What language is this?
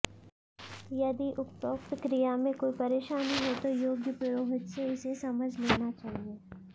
Hindi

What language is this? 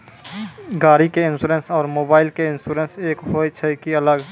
Maithili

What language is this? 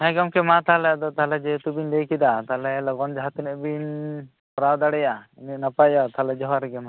Santali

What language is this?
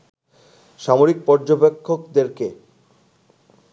Bangla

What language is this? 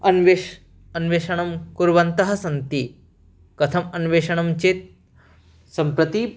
Sanskrit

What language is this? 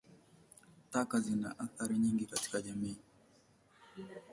Swahili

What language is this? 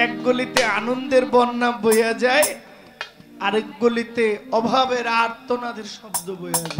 Arabic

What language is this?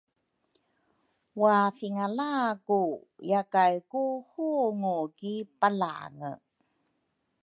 Rukai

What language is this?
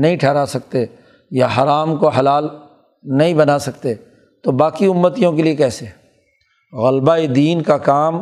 Urdu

